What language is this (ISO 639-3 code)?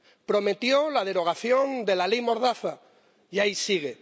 spa